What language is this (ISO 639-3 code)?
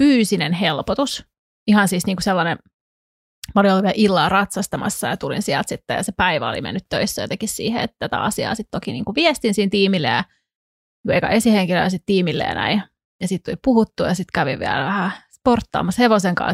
fin